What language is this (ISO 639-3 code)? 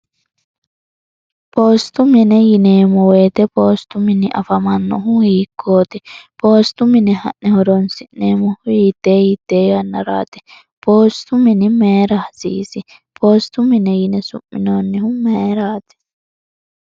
sid